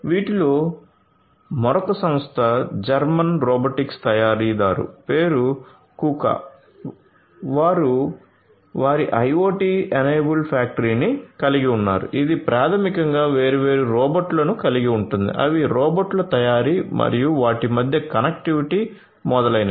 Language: Telugu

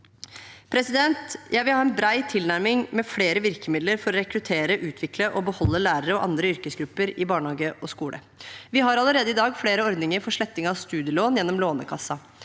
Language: Norwegian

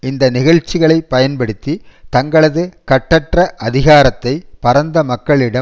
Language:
Tamil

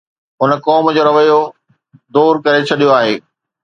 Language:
Sindhi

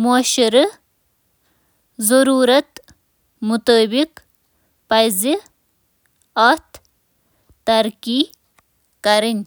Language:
Kashmiri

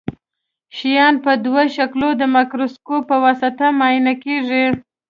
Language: Pashto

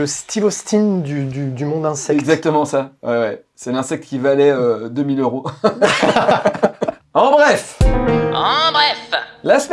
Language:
French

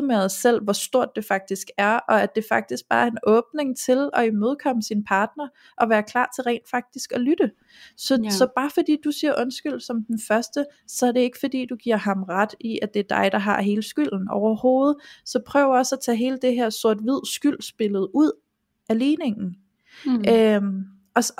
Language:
Danish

